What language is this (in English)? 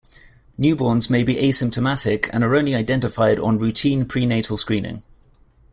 English